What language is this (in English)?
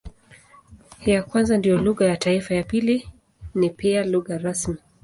Swahili